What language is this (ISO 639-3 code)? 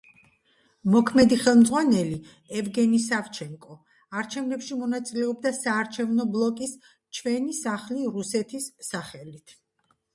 kat